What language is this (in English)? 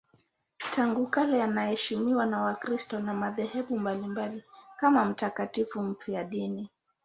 Swahili